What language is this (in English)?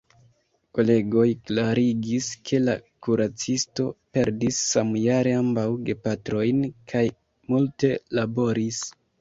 Esperanto